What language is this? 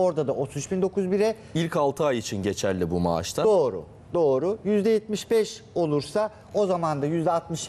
Turkish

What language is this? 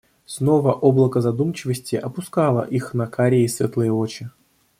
Russian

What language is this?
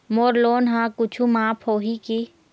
Chhattisgarhi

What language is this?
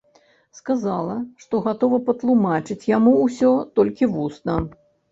Belarusian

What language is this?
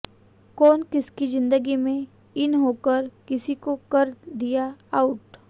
Hindi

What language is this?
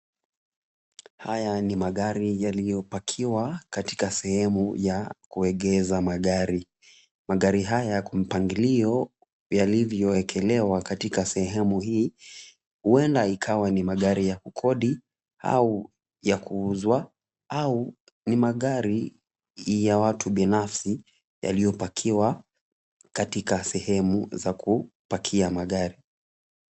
Swahili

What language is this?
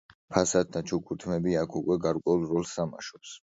Georgian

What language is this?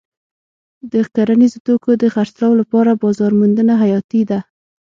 Pashto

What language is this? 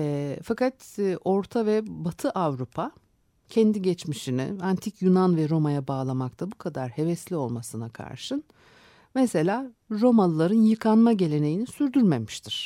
Turkish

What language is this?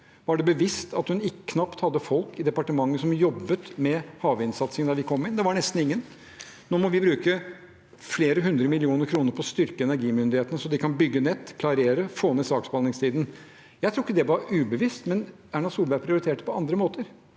Norwegian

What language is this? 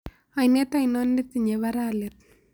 Kalenjin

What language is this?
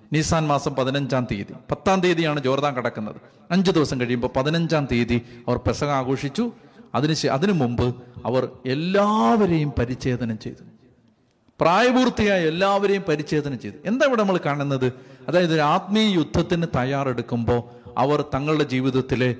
Malayalam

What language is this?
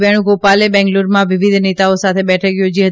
Gujarati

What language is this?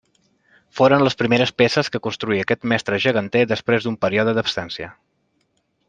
Catalan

